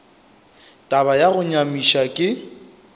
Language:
Northern Sotho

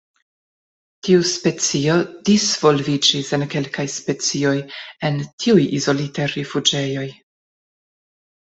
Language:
Esperanto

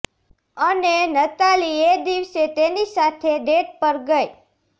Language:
Gujarati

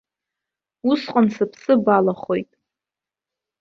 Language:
Abkhazian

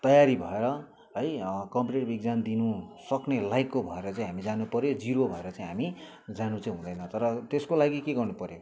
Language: Nepali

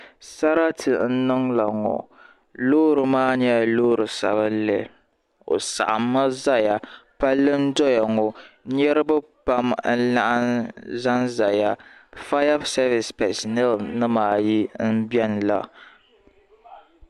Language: Dagbani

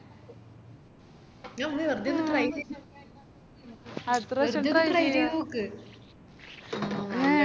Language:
Malayalam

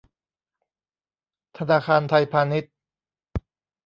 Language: Thai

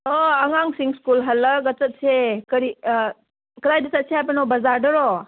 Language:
Manipuri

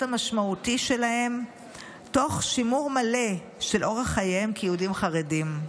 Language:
Hebrew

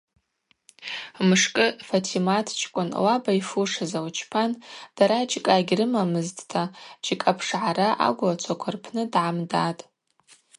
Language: Abaza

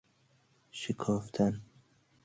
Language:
Persian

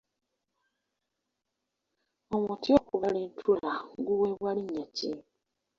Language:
Ganda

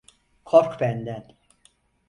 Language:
Turkish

